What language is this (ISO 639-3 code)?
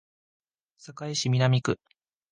jpn